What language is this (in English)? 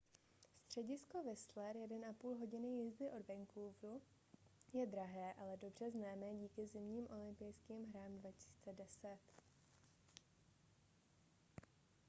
Czech